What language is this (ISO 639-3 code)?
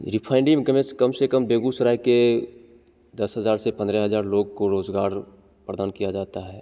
hin